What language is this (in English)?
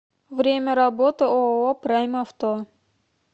Russian